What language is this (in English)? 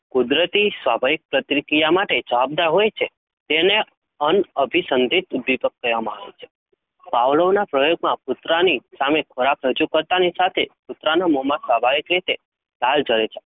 Gujarati